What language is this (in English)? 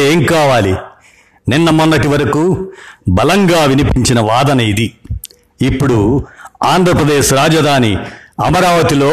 Telugu